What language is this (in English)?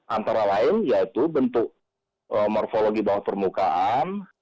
Indonesian